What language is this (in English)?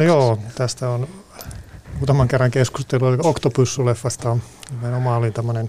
Finnish